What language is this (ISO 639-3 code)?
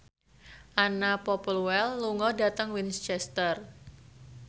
jav